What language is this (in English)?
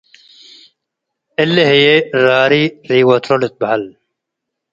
Tigre